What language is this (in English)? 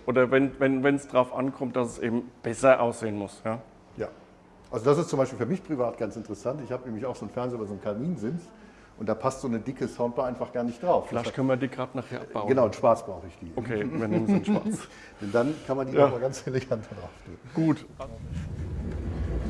German